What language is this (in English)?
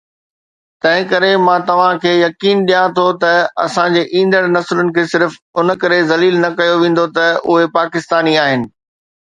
Sindhi